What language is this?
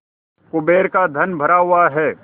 Hindi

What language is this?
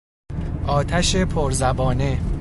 Persian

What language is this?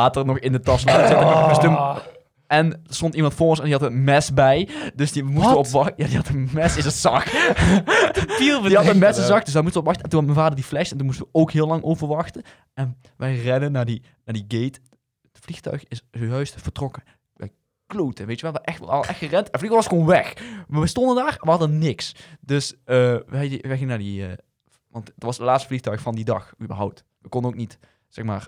Dutch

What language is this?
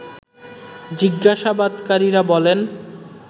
Bangla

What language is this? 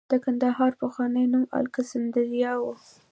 Pashto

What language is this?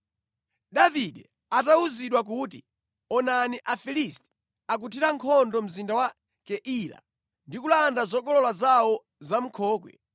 Nyanja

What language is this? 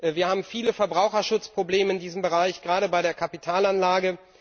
German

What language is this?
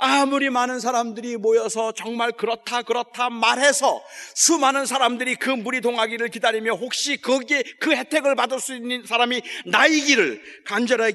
Korean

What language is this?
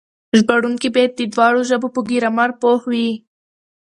Pashto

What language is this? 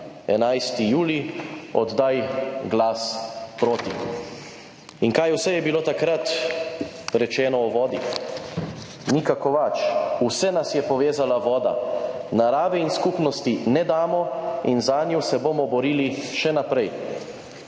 Slovenian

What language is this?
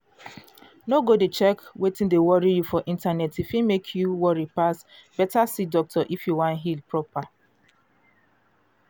Nigerian Pidgin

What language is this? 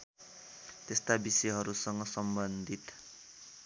Nepali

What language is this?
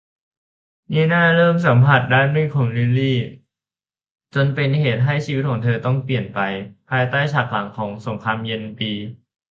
Thai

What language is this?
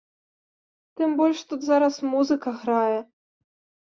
Belarusian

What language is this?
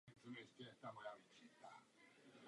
Czech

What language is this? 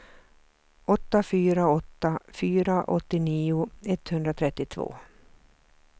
Swedish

